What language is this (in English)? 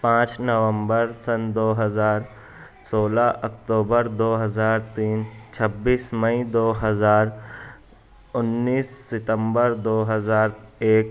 Urdu